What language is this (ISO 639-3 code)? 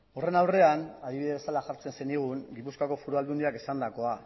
eus